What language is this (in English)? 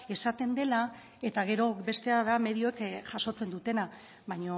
Basque